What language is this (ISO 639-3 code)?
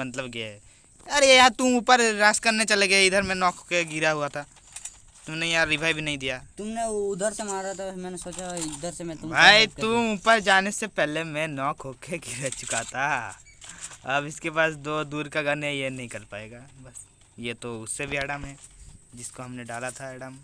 hin